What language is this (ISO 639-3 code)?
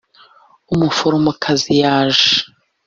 kin